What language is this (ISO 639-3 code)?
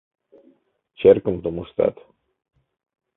chm